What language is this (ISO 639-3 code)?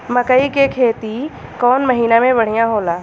bho